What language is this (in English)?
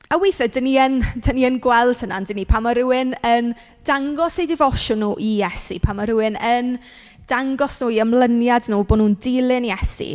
Welsh